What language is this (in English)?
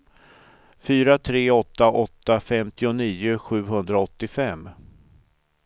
Swedish